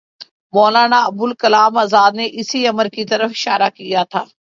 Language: Urdu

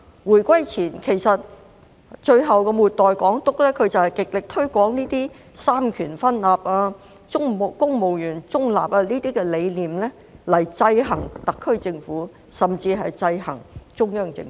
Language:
Cantonese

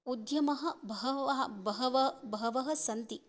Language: Sanskrit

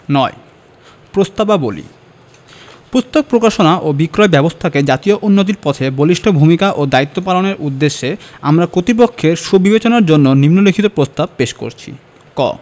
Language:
Bangla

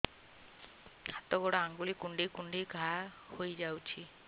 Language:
Odia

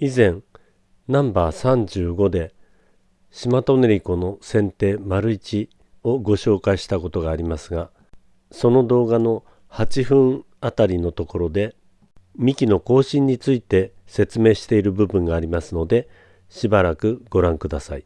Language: Japanese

